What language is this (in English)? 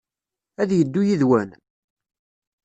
Kabyle